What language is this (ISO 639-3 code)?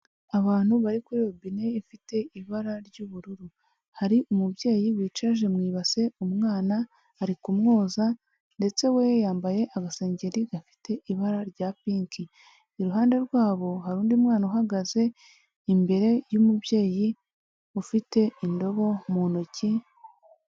kin